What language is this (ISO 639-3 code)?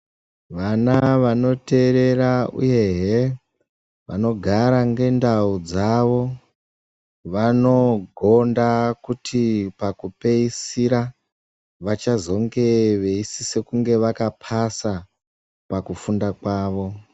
ndc